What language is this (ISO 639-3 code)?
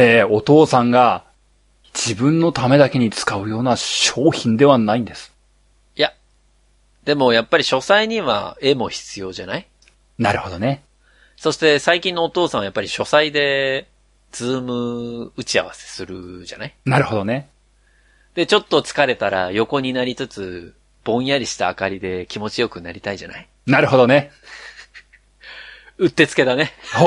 jpn